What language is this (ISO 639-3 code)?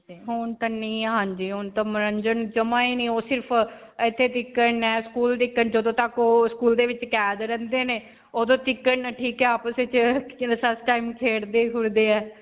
pan